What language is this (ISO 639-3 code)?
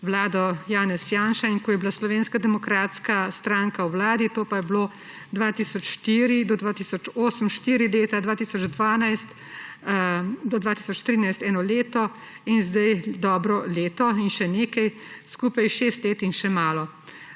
slv